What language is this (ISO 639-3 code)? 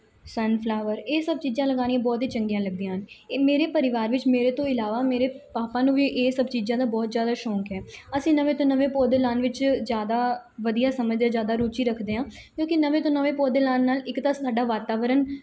pan